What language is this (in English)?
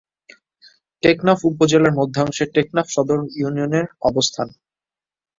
Bangla